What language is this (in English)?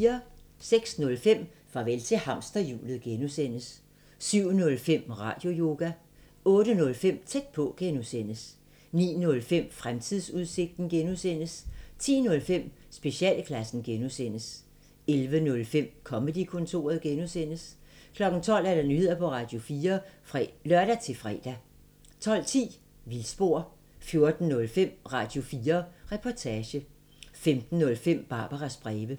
Danish